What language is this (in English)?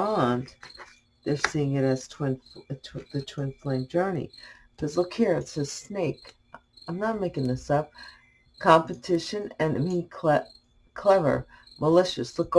English